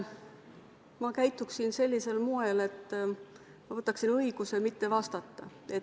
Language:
Estonian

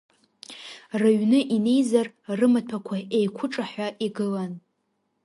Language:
Abkhazian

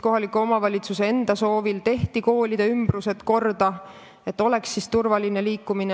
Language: Estonian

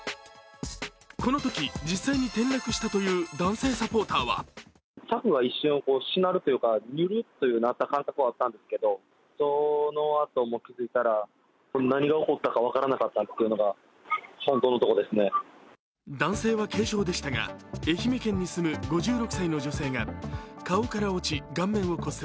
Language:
Japanese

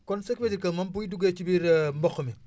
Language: Wolof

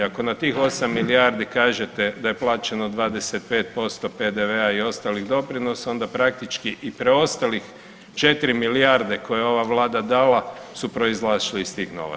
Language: Croatian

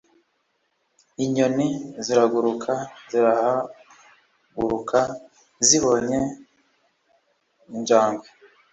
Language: Kinyarwanda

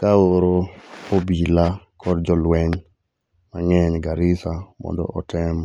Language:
Luo (Kenya and Tanzania)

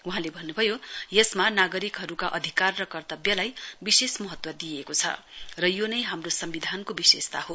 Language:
Nepali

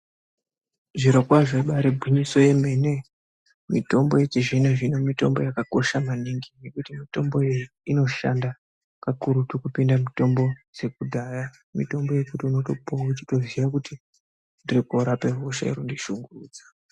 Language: Ndau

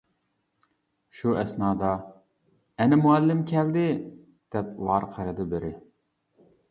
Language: Uyghur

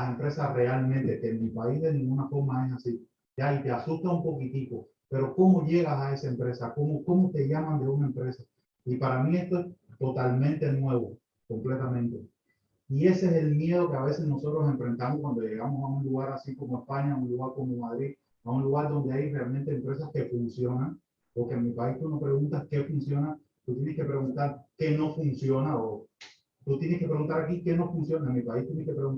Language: Spanish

